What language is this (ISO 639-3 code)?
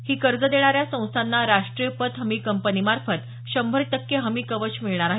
mar